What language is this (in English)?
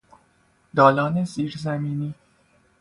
Persian